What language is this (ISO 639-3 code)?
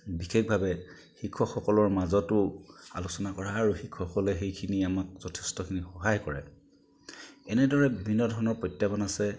asm